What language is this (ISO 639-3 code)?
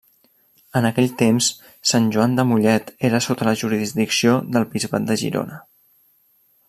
cat